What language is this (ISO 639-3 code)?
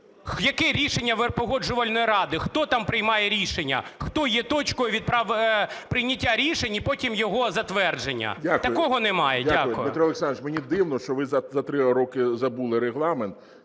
ukr